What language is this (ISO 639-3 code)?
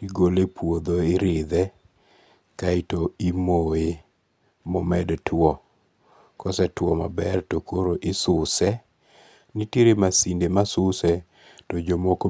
luo